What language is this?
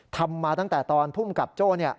Thai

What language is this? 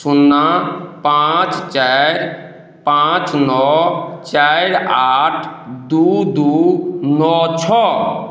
Maithili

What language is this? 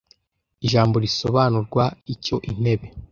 Kinyarwanda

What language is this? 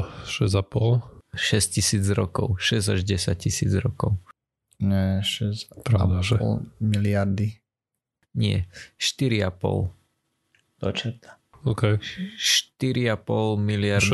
Slovak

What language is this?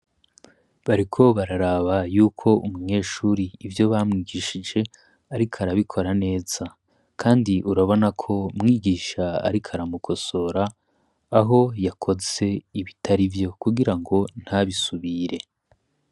Rundi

